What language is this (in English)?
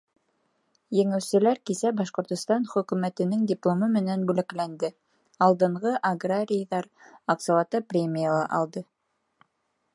Bashkir